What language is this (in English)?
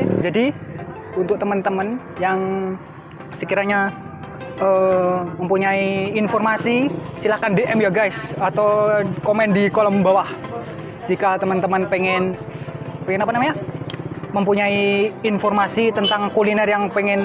Indonesian